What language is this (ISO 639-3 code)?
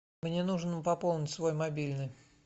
rus